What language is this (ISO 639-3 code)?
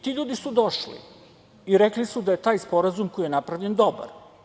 srp